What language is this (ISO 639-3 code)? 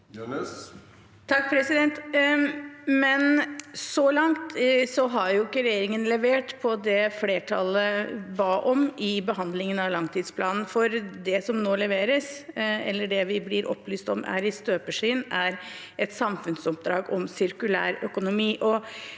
nor